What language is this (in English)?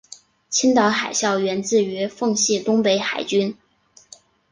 Chinese